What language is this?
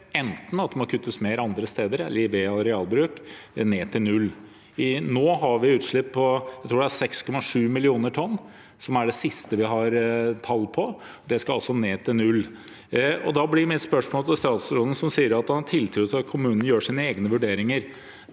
Norwegian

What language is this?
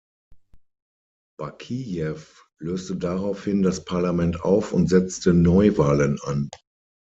German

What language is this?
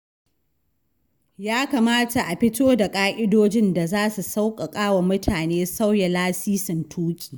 Hausa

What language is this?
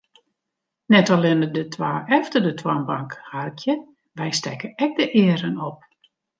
Western Frisian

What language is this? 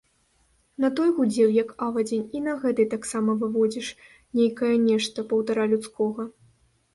Belarusian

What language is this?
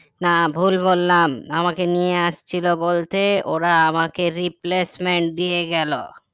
Bangla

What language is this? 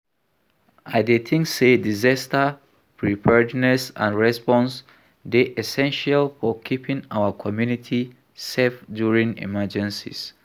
Nigerian Pidgin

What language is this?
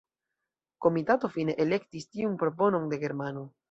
Esperanto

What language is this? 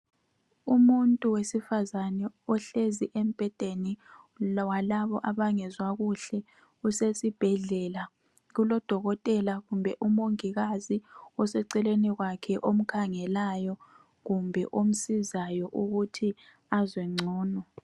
North Ndebele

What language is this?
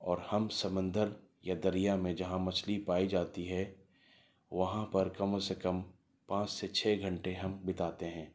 Urdu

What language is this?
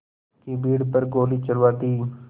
Hindi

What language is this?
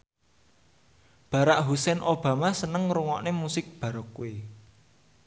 Javanese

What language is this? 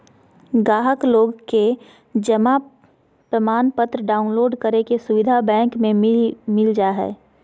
Magahi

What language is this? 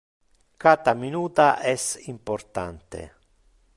Interlingua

